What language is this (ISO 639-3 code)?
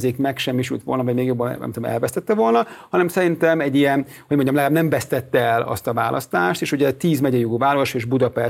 hun